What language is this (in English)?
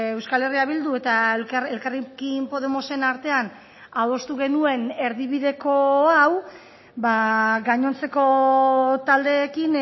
Basque